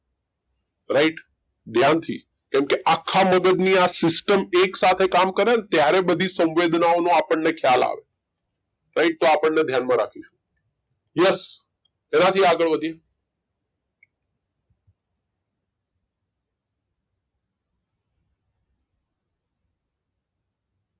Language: Gujarati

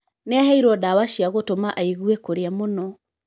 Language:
Kikuyu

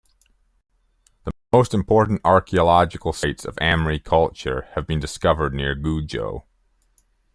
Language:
English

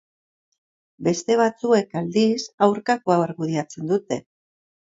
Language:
Basque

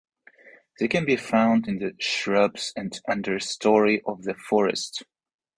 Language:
English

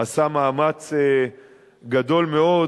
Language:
Hebrew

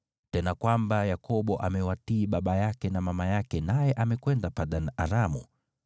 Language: Swahili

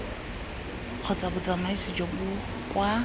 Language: Tswana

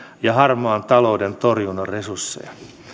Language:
Finnish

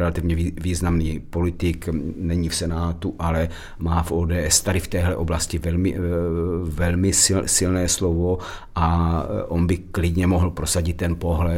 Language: Czech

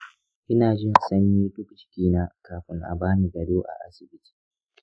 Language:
Hausa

